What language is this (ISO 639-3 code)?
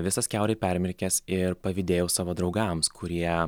lit